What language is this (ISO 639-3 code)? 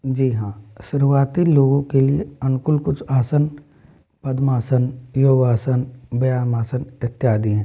hin